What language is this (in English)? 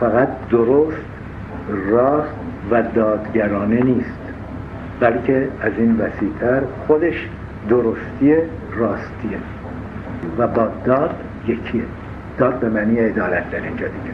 Persian